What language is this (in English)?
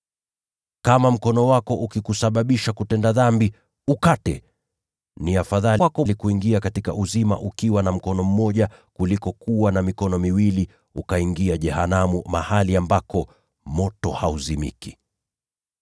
Swahili